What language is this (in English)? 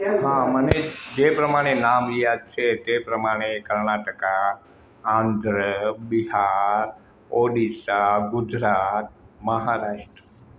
Gujarati